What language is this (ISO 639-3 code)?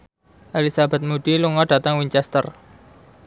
jav